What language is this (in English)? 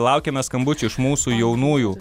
Lithuanian